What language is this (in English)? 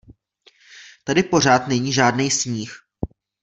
Czech